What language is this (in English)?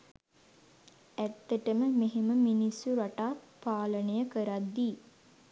Sinhala